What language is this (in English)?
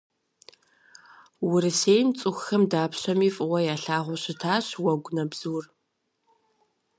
Kabardian